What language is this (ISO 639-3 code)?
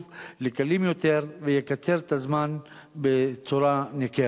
heb